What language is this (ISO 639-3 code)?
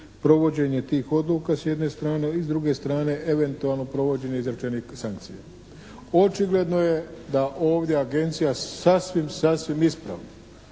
hrv